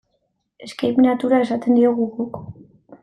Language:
Basque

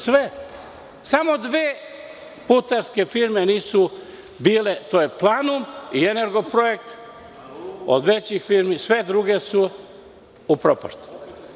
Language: Serbian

